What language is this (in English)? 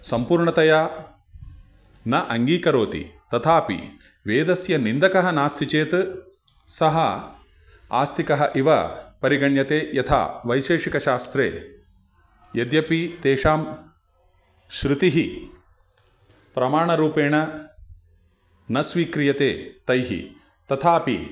Sanskrit